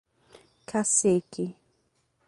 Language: Portuguese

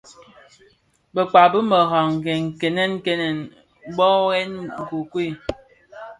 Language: Bafia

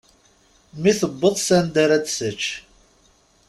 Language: Kabyle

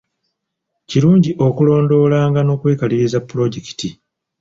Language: Ganda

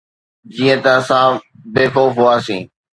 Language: Sindhi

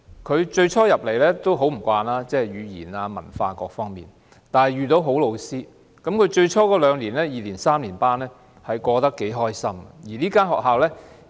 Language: Cantonese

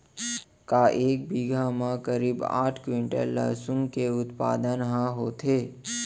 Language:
Chhattisgarhi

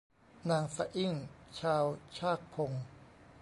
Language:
Thai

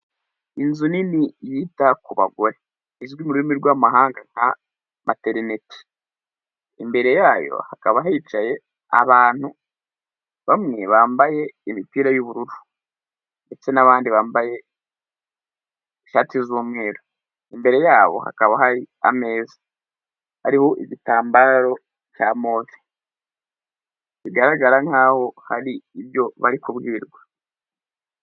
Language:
Kinyarwanda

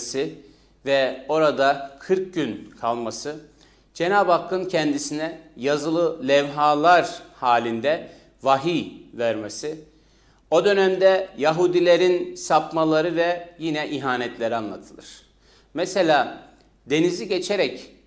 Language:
Turkish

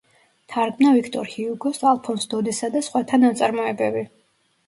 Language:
Georgian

